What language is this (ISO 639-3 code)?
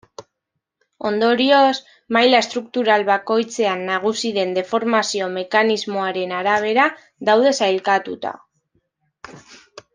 eus